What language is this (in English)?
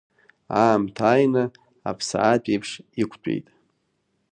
Abkhazian